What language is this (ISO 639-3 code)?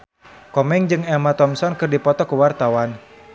sun